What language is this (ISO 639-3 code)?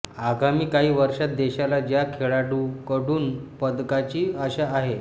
mar